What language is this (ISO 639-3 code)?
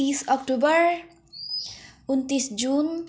nep